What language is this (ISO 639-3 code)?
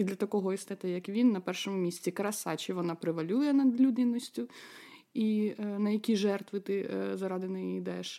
ukr